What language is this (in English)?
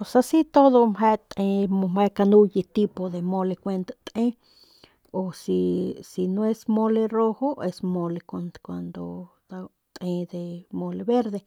Northern Pame